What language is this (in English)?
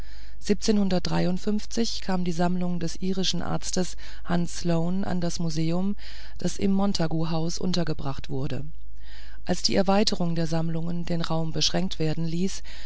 German